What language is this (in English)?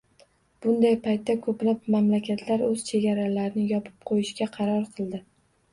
Uzbek